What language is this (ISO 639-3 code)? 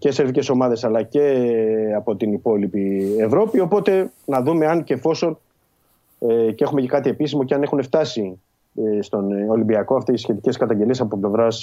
ell